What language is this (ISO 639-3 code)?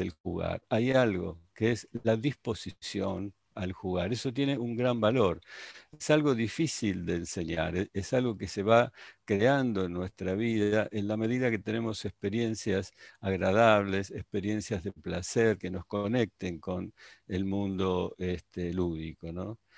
spa